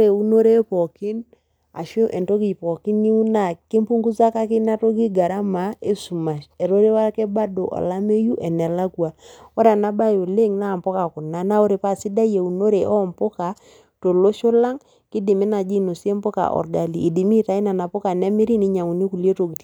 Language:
Masai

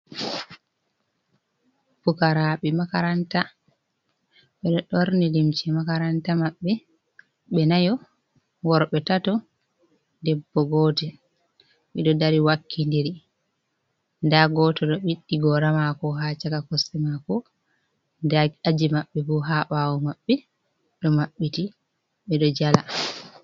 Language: Fula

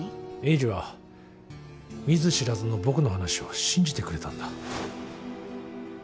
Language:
Japanese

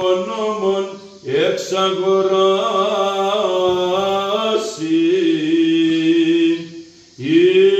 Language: Greek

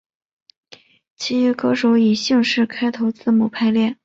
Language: Chinese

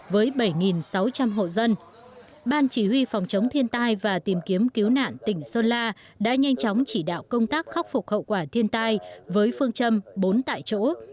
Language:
Vietnamese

